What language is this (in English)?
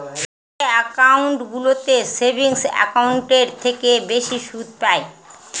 Bangla